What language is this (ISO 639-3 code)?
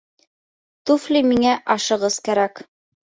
bak